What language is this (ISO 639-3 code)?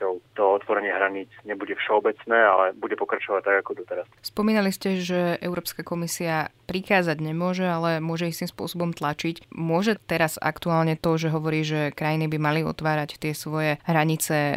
slk